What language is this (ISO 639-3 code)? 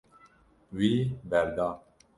kur